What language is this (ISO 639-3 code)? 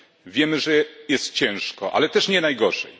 pol